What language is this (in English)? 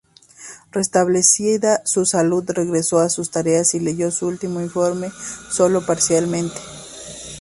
Spanish